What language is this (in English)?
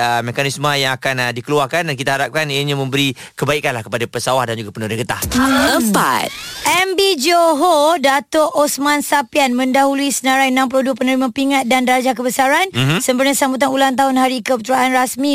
Malay